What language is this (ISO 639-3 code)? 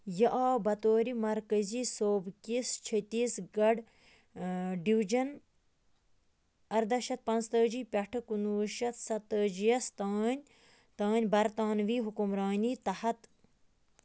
kas